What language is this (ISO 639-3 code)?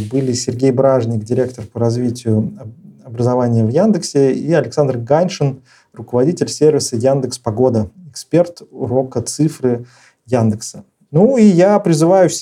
rus